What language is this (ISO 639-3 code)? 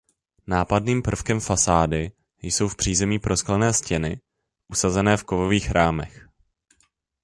ces